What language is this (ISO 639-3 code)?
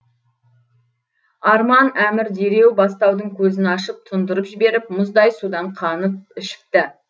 kaz